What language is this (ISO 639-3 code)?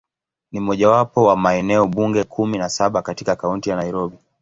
swa